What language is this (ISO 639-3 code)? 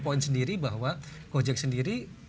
ind